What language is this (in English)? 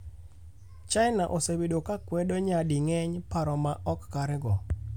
Luo (Kenya and Tanzania)